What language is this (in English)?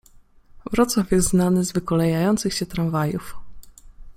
Polish